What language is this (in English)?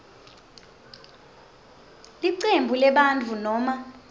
Swati